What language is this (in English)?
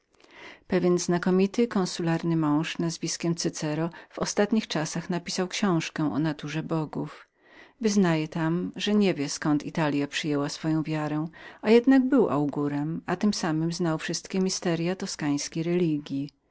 Polish